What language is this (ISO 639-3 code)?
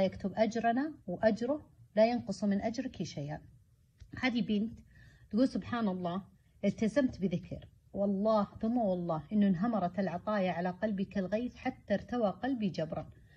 ara